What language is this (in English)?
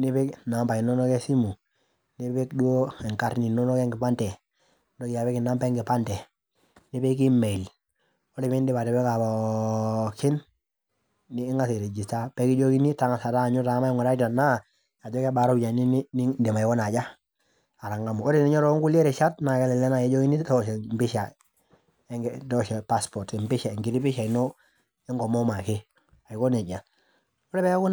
Masai